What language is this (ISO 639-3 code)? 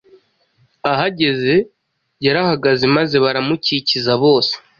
kin